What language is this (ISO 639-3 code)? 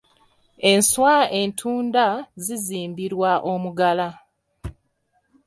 lug